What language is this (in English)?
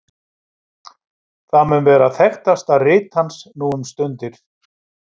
Icelandic